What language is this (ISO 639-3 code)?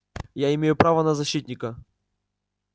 rus